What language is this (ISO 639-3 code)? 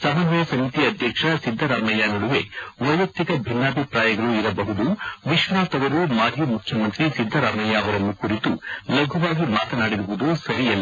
kan